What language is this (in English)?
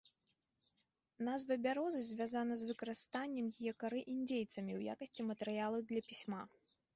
Belarusian